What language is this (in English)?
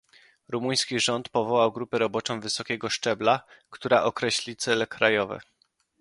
Polish